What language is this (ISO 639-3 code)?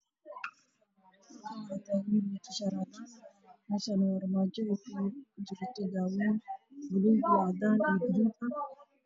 som